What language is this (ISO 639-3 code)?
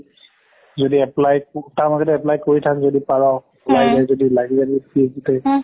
asm